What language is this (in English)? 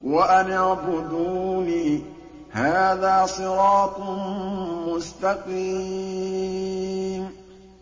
Arabic